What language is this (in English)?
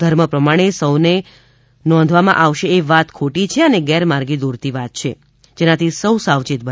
Gujarati